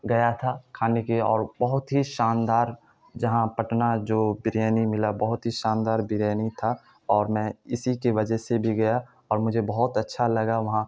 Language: Urdu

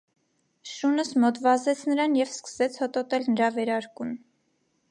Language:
Armenian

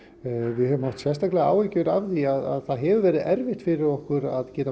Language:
Icelandic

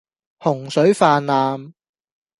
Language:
Cantonese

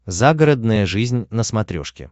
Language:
Russian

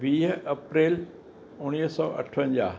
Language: Sindhi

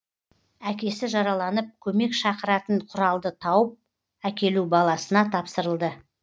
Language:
Kazakh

